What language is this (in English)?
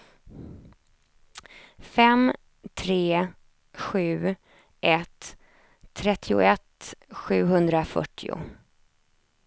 Swedish